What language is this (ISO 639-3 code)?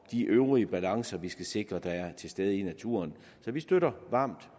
dan